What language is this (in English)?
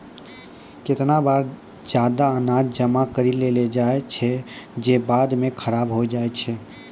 Maithili